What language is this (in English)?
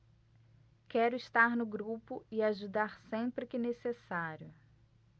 Portuguese